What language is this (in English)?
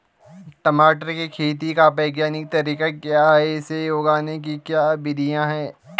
Hindi